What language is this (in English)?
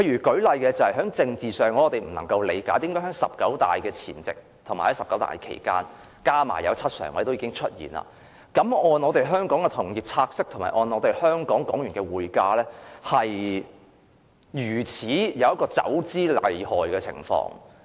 Cantonese